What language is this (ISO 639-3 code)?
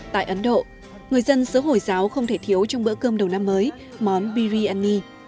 vie